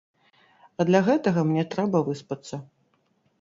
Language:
Belarusian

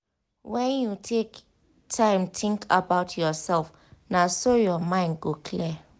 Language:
Nigerian Pidgin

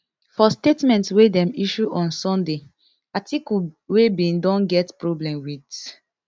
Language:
Nigerian Pidgin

